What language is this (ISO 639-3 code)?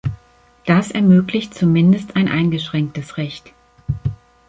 deu